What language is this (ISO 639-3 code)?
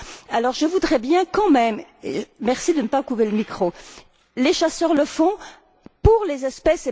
fra